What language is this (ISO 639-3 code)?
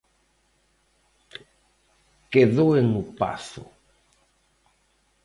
glg